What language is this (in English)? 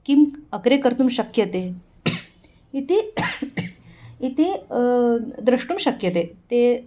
Sanskrit